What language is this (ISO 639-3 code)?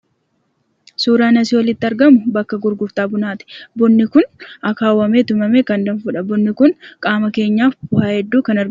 orm